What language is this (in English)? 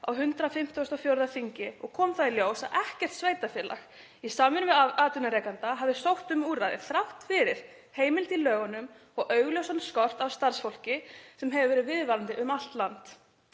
Icelandic